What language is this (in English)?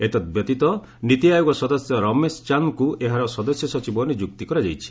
Odia